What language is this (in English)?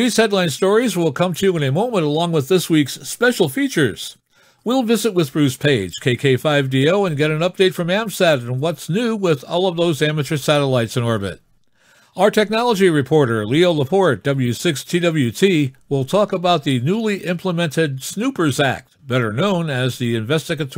English